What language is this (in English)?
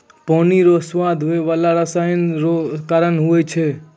Maithili